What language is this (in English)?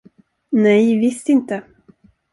Swedish